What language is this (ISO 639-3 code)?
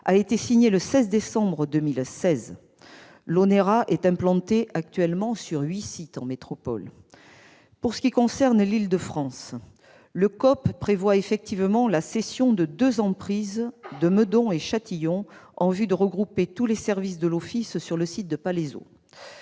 fra